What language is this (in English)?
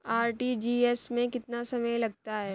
Hindi